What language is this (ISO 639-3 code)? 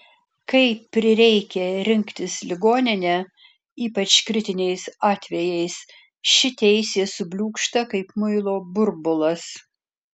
lit